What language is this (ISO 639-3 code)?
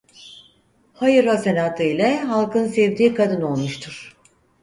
tur